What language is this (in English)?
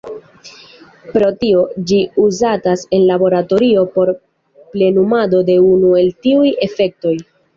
Esperanto